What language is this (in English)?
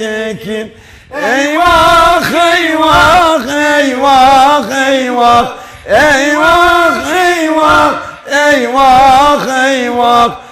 Turkish